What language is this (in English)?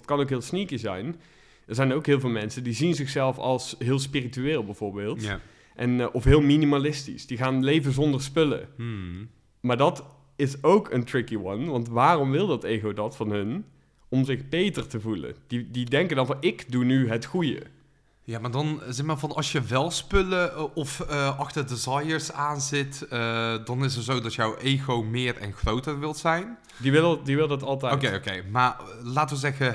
Dutch